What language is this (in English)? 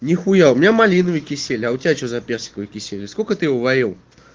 Russian